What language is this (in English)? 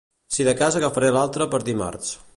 Catalan